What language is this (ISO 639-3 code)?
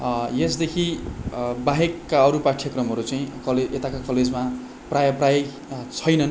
nep